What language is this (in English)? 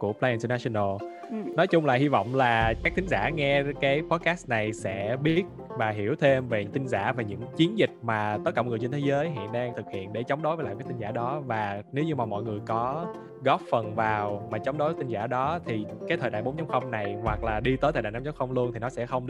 Vietnamese